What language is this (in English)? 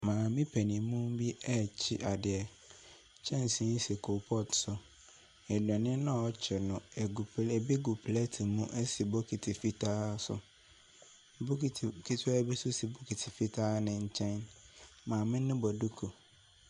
Akan